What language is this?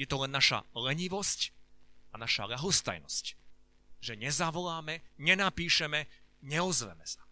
Slovak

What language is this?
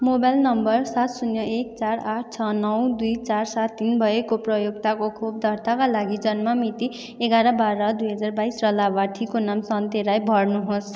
Nepali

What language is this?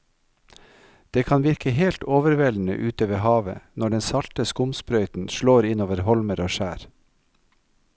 Norwegian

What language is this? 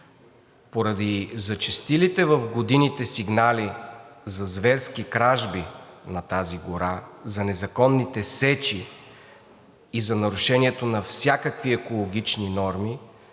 Bulgarian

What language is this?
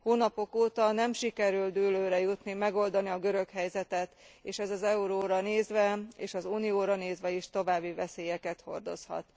Hungarian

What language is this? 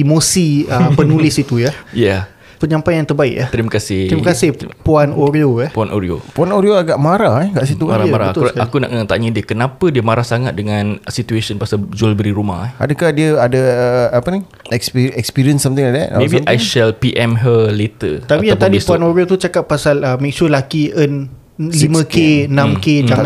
Malay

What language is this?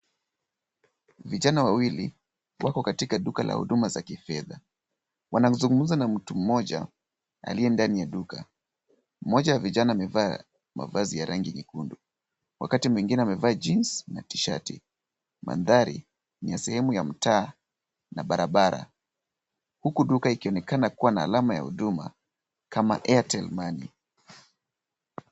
Swahili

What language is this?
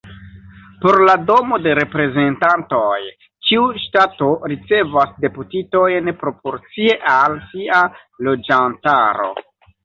Esperanto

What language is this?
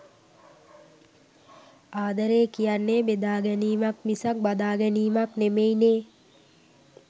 Sinhala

